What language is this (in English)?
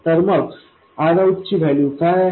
Marathi